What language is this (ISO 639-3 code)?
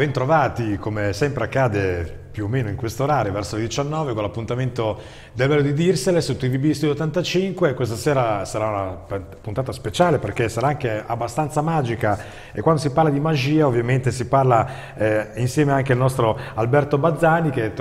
ita